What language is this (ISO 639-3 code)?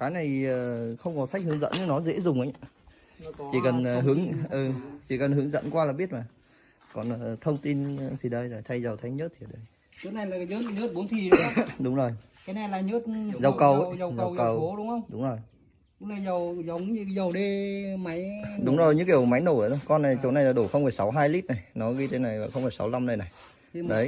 vie